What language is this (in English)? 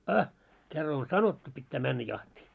Finnish